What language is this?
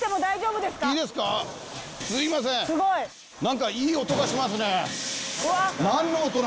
Japanese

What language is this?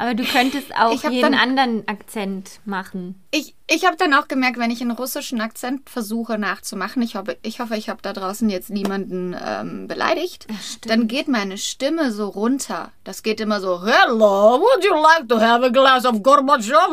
German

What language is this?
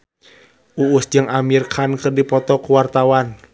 Sundanese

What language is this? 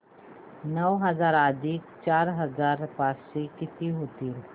Marathi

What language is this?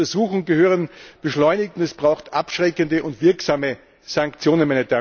German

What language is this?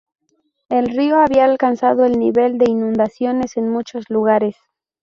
Spanish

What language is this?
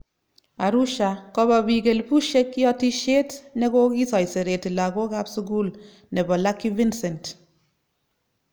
Kalenjin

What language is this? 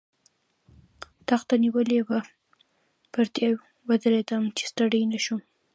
Pashto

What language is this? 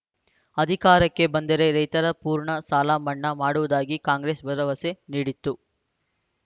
Kannada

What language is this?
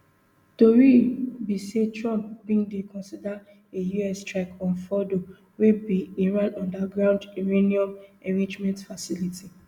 Nigerian Pidgin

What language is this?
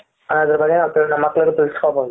Kannada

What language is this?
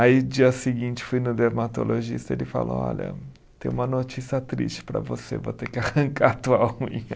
Portuguese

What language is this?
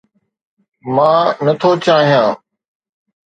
Sindhi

